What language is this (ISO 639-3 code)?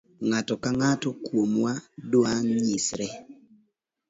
luo